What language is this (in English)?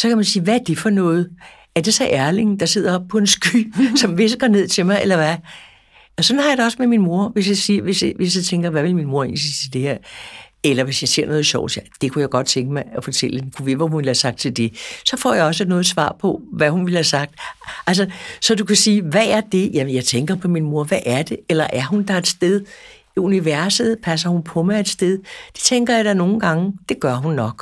Danish